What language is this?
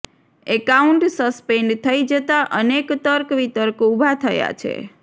Gujarati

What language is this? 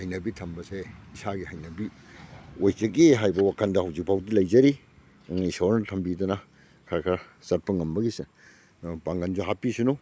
Manipuri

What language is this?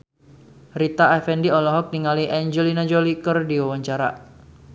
Sundanese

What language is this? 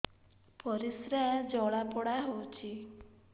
Odia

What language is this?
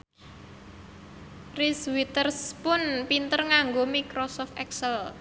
Javanese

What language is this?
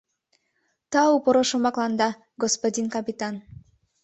Mari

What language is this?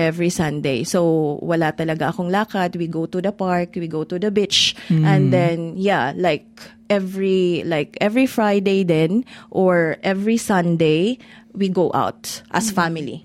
Filipino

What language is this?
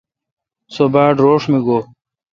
Kalkoti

